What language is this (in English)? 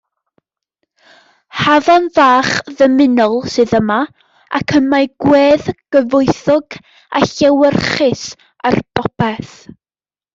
Welsh